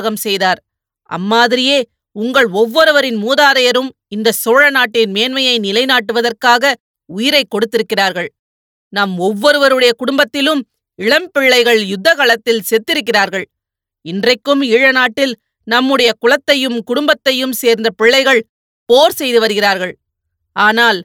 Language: Tamil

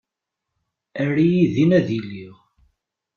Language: Kabyle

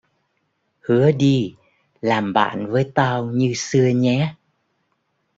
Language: Vietnamese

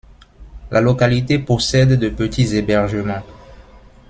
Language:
French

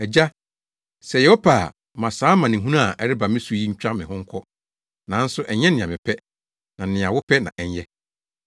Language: Akan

